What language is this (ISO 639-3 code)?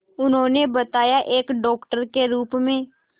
hin